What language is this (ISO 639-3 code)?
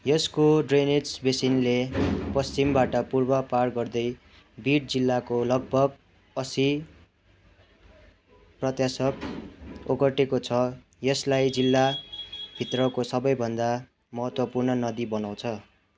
nep